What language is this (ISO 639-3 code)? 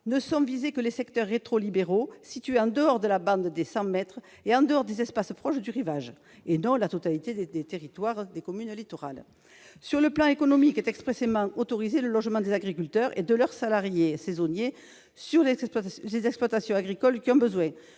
fra